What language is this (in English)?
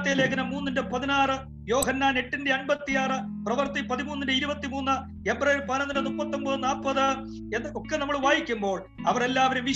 Malayalam